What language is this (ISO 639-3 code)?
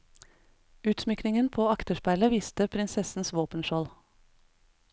nor